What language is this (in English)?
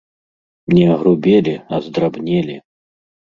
Belarusian